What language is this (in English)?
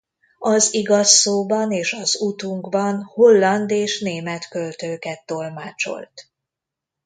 Hungarian